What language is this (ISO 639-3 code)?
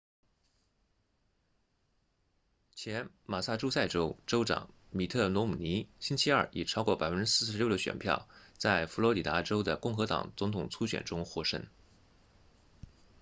zho